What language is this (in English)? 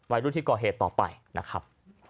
Thai